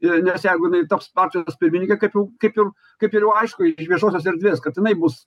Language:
Lithuanian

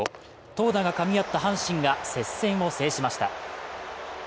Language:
Japanese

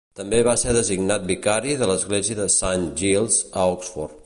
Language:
Catalan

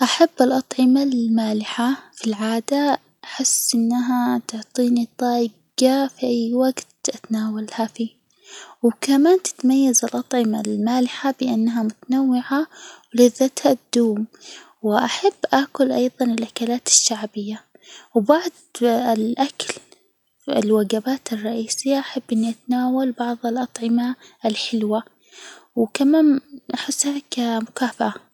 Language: Hijazi Arabic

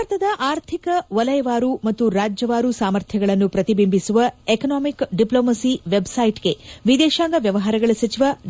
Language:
Kannada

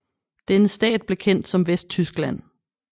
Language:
Danish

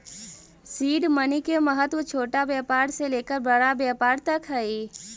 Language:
Magahi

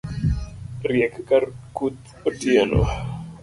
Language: Luo (Kenya and Tanzania)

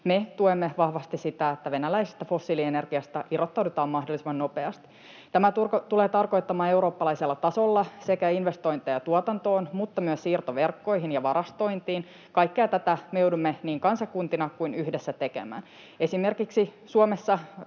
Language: Finnish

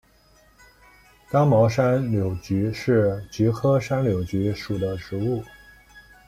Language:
Chinese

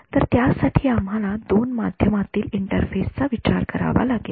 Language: Marathi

